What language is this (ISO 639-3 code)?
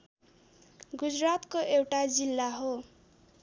nep